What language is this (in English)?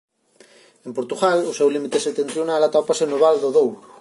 Galician